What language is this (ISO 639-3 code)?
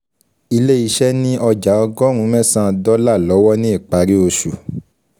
yor